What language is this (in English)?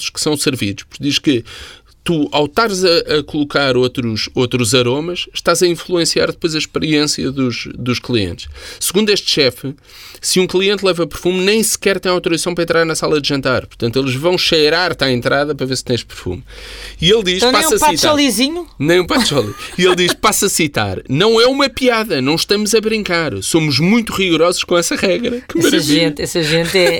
Portuguese